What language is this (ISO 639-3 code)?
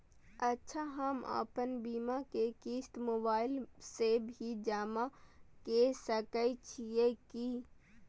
mai